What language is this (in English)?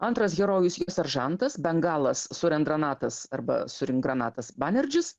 Lithuanian